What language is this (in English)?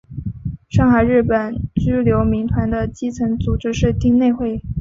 Chinese